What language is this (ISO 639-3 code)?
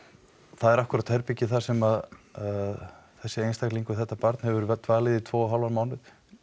isl